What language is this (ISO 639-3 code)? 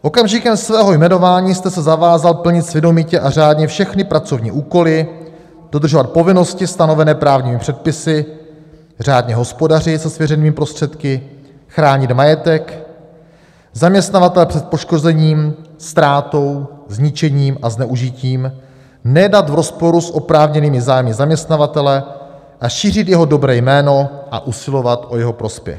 ces